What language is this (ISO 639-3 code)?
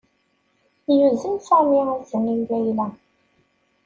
kab